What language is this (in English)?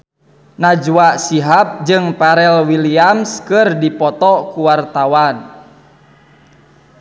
Sundanese